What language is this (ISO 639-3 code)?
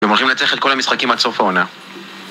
heb